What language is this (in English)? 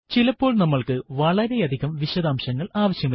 Malayalam